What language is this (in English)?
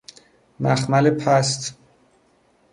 Persian